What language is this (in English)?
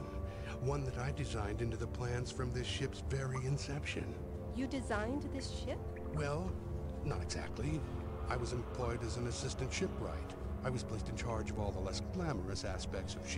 German